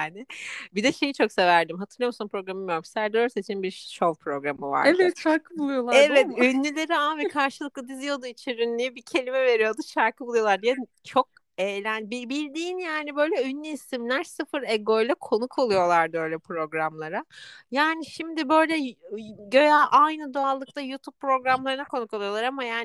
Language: Turkish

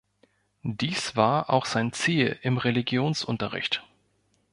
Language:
German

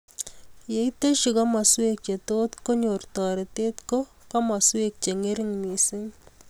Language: Kalenjin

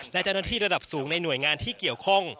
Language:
Thai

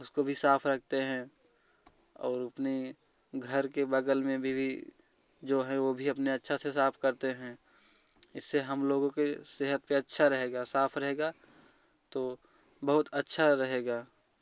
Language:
Hindi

